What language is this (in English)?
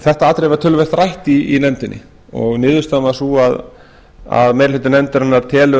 Icelandic